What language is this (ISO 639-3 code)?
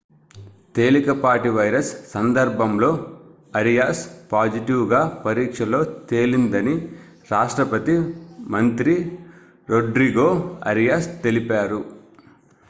tel